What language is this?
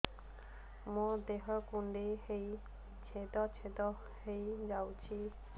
Odia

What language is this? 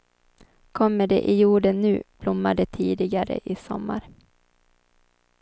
Swedish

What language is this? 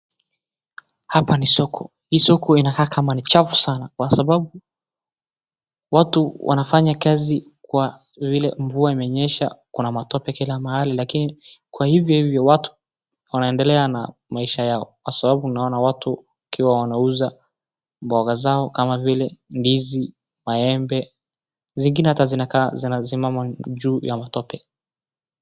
Swahili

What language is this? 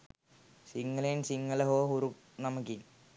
Sinhala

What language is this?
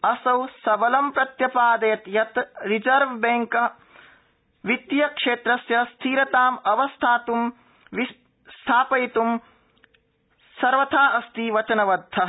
Sanskrit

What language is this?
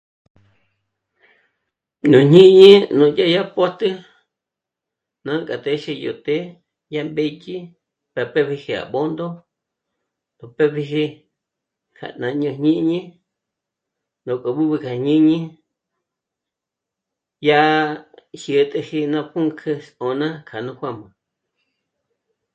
Michoacán Mazahua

